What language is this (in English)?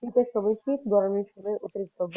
Bangla